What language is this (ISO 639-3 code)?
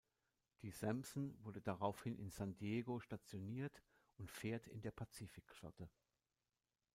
deu